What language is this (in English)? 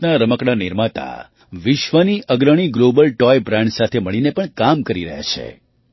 Gujarati